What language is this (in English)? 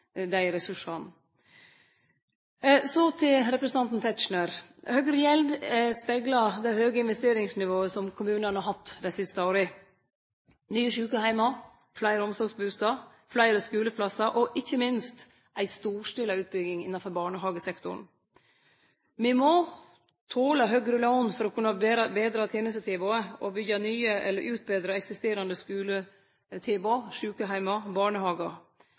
Norwegian Nynorsk